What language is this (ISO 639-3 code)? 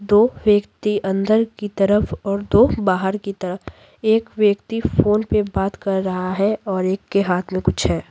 hin